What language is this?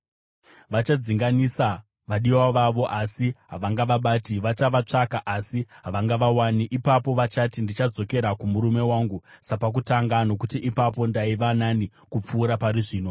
Shona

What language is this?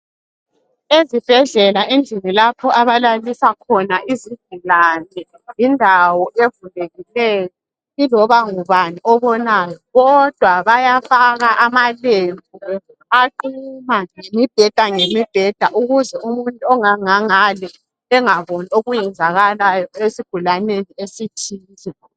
North Ndebele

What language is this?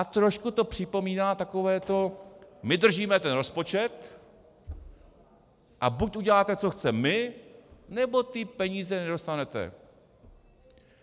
Czech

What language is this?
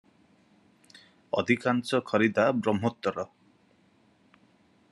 Odia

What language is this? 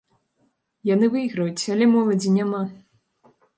Belarusian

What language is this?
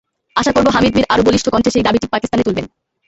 Bangla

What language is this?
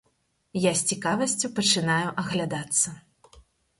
Belarusian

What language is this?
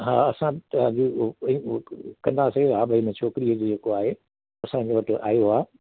Sindhi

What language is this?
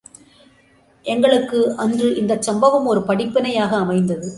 Tamil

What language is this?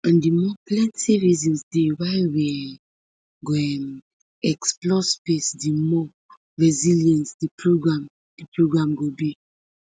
Nigerian Pidgin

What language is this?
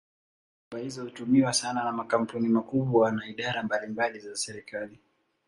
Swahili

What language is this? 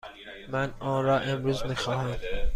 Persian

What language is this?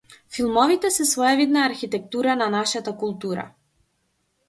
Macedonian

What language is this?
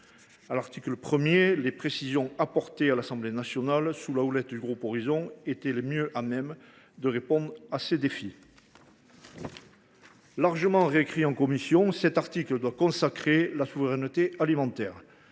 French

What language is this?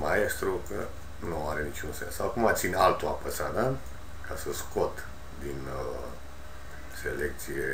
Romanian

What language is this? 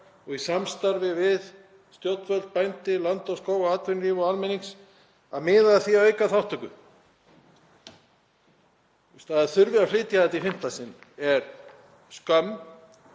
Icelandic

